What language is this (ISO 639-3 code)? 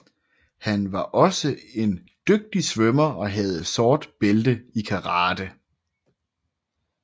dan